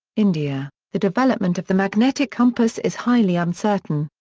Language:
English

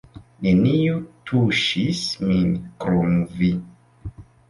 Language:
Esperanto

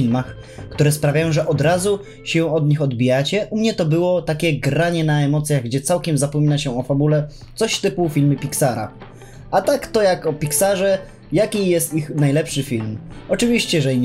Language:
Polish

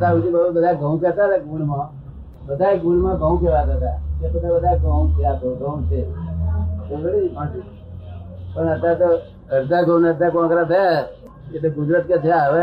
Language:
Gujarati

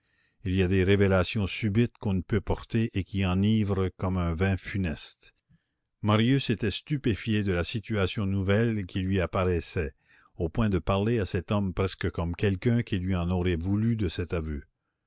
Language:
French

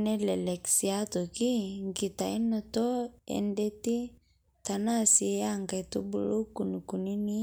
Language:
Masai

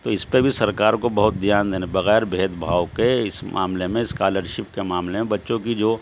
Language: Urdu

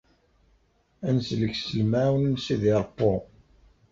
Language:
Kabyle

